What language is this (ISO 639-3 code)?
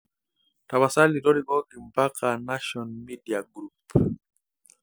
mas